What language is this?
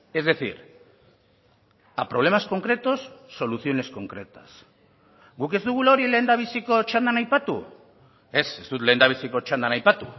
Basque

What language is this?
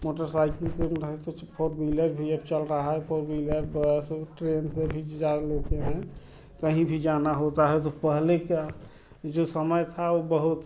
Hindi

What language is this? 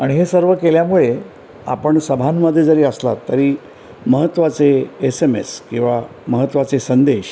Marathi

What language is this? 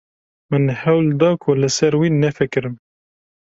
Kurdish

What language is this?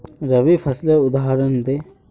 Magahi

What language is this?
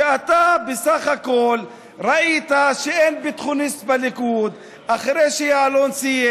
Hebrew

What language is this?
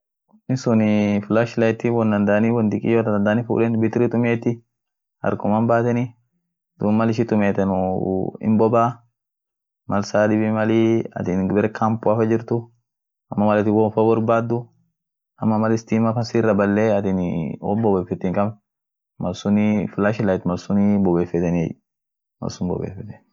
Orma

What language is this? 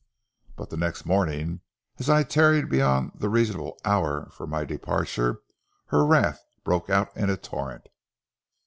English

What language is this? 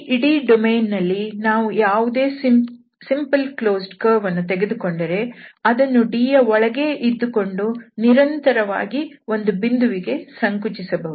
Kannada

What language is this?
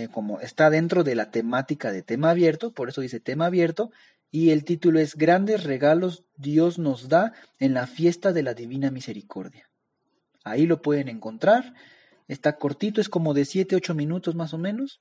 Spanish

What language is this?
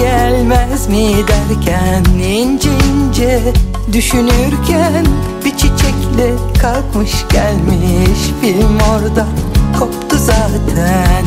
Turkish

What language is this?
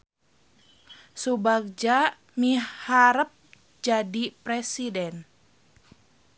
Sundanese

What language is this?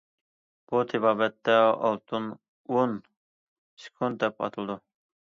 Uyghur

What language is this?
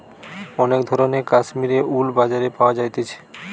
Bangla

